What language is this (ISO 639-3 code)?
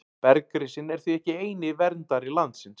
isl